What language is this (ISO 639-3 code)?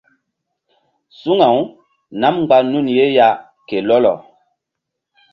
mdd